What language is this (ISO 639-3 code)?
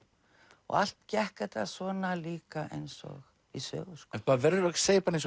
isl